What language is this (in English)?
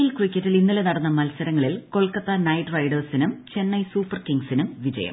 Malayalam